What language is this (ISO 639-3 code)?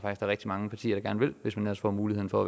dan